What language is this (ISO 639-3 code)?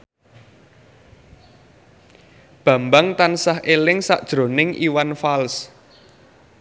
jav